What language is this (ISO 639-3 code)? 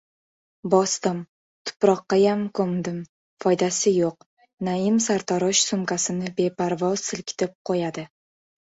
uzb